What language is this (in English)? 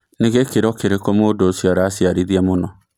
Kikuyu